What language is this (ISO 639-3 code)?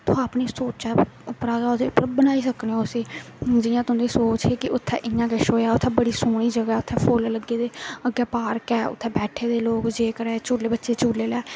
doi